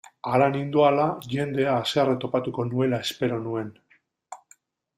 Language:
Basque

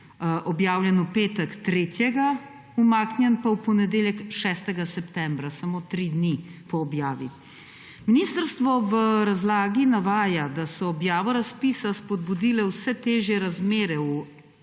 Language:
Slovenian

